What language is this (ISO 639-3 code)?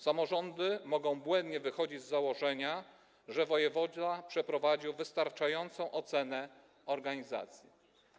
pol